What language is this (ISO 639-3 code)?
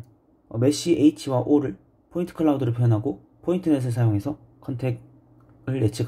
kor